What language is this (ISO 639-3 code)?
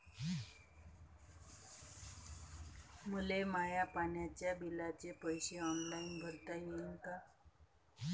mar